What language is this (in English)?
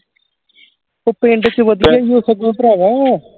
Punjabi